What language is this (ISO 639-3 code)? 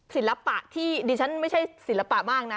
tha